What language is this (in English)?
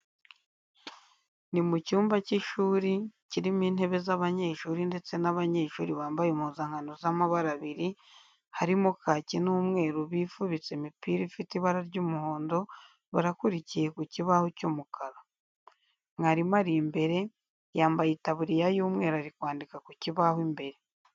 Kinyarwanda